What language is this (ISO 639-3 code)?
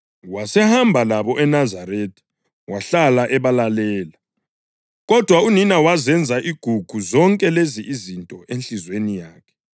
nde